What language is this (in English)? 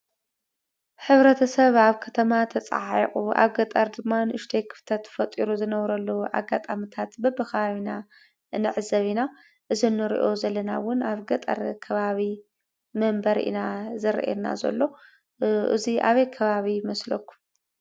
Tigrinya